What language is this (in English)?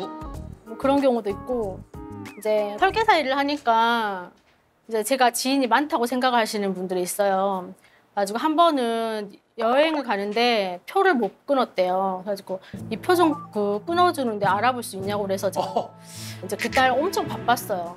Korean